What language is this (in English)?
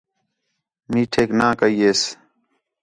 Khetrani